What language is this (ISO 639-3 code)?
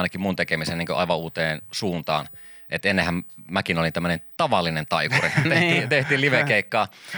fin